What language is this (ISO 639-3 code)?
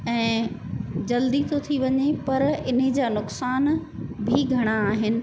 snd